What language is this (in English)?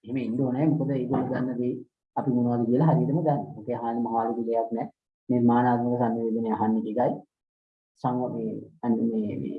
Sinhala